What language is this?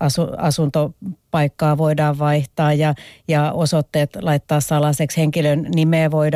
Finnish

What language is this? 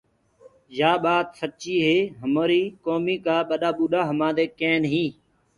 Gurgula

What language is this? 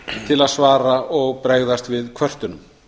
Icelandic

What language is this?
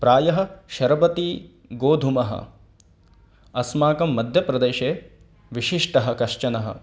Sanskrit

